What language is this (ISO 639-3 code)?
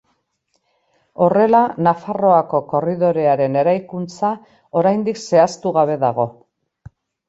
eus